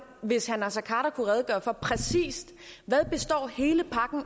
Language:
Danish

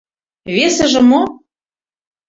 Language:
Mari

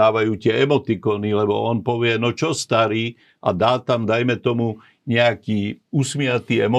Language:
Slovak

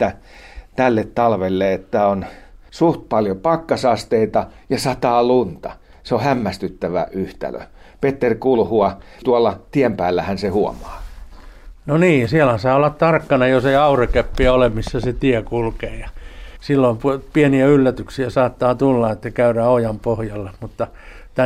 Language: Finnish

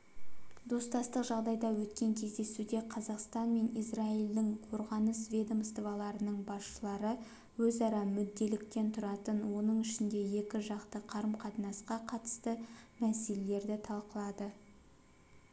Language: Kazakh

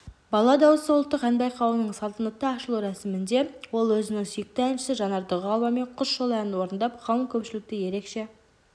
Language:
Kazakh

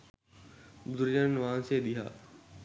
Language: Sinhala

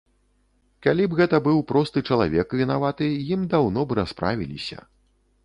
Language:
Belarusian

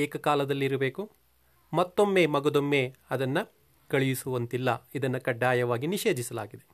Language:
Kannada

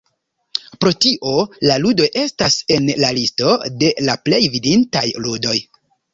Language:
Esperanto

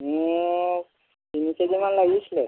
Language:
Assamese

